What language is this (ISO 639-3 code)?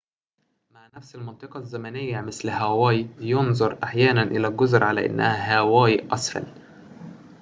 ara